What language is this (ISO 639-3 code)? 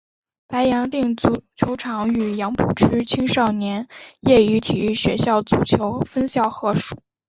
zho